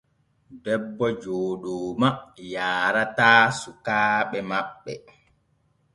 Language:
Borgu Fulfulde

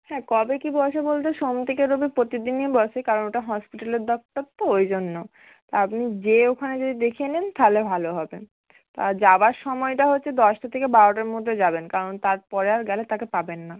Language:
Bangla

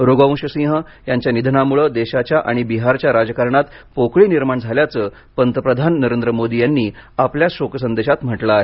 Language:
Marathi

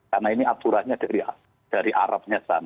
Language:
Indonesian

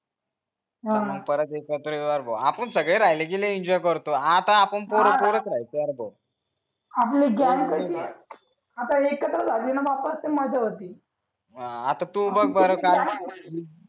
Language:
Marathi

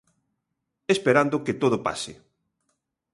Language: Galician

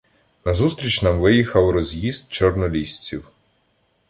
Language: Ukrainian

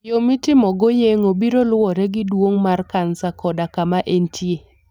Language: Luo (Kenya and Tanzania)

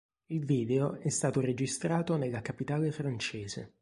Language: Italian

